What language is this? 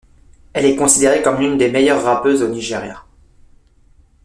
French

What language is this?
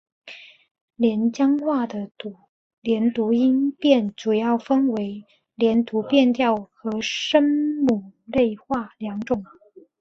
Chinese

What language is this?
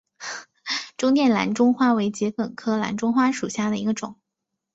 Chinese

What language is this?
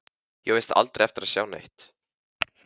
Icelandic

